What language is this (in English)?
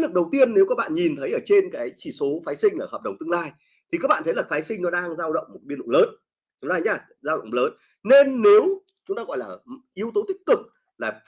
Vietnamese